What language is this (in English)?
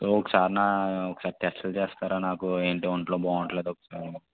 Telugu